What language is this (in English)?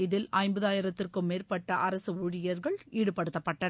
Tamil